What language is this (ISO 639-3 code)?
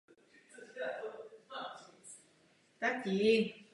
ces